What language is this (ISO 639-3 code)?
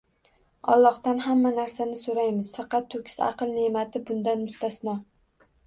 uzb